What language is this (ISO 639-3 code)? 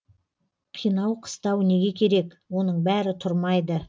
kaz